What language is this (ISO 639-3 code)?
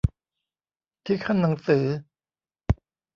tha